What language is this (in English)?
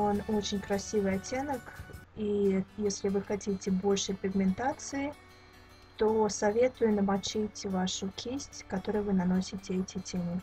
Russian